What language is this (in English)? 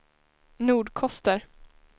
Swedish